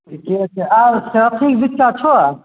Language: Maithili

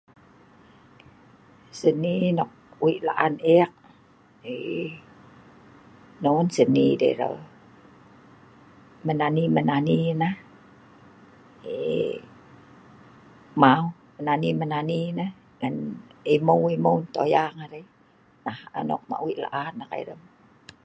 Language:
Sa'ban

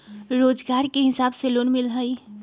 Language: Magahi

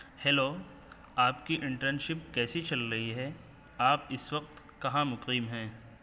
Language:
Urdu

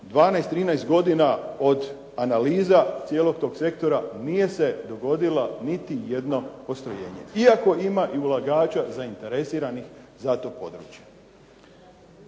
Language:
Croatian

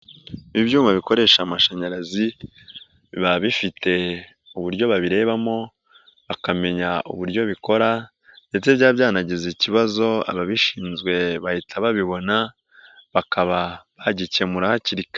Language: Kinyarwanda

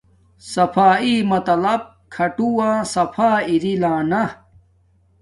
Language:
Domaaki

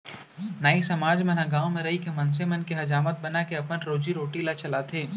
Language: Chhattisgarhi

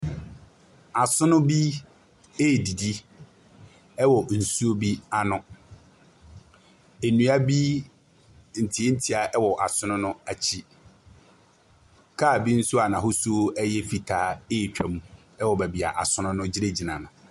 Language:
Akan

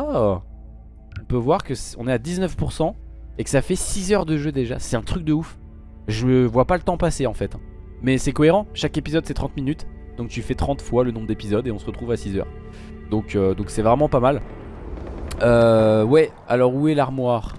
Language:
French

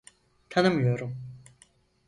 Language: Turkish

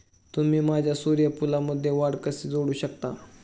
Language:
Marathi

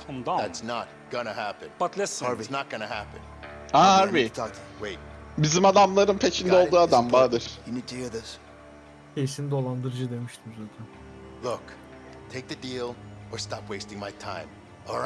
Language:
Turkish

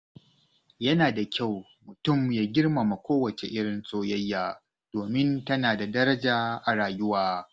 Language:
Hausa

